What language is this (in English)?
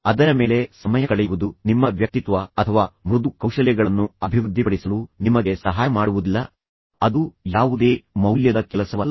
Kannada